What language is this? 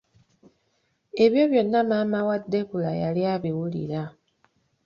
Ganda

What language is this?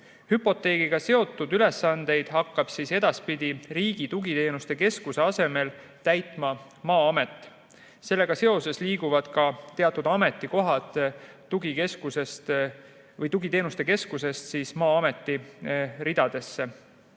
Estonian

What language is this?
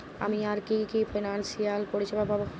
Bangla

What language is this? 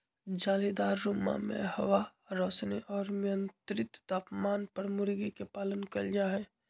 Magahi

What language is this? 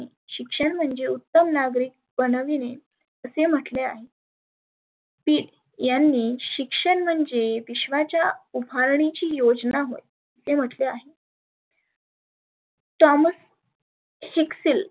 Marathi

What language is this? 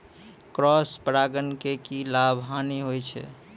Maithili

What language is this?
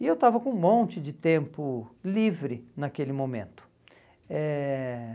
Portuguese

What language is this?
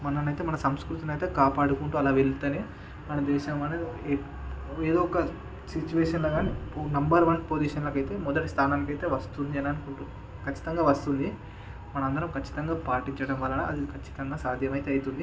Telugu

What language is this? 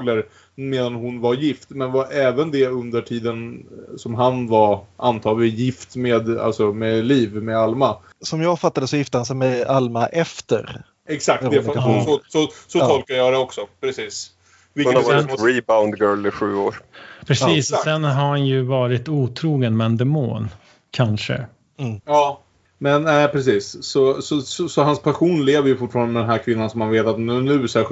Swedish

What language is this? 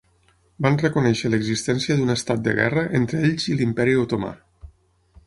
Catalan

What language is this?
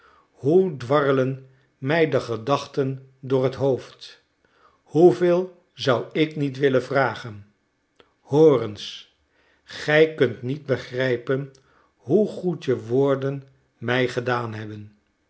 Dutch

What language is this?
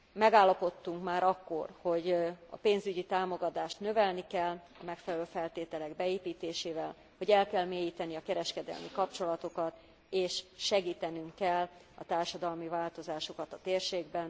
Hungarian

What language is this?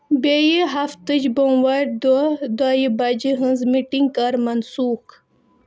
Kashmiri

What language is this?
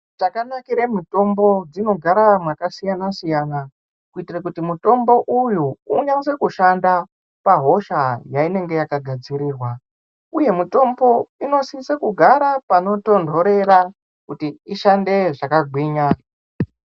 Ndau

